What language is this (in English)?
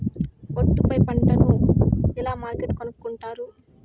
Telugu